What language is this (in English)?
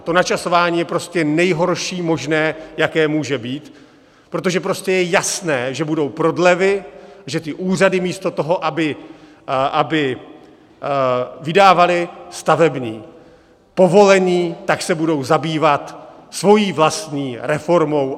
Czech